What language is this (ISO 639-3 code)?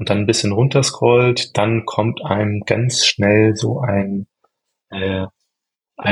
deu